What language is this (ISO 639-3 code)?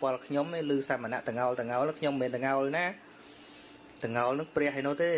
vie